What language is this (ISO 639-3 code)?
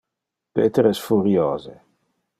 ina